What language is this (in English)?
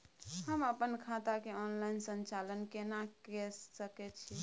Maithili